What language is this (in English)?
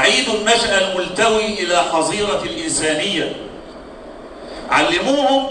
Arabic